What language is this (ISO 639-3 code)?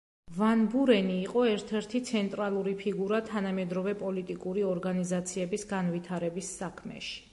kat